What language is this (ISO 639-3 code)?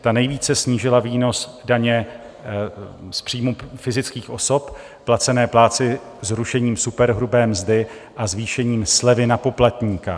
ces